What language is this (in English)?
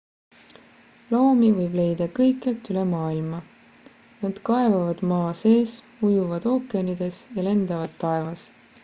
Estonian